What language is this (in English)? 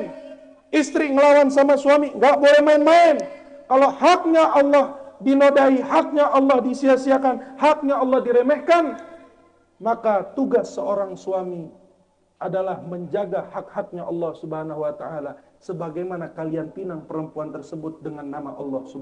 Indonesian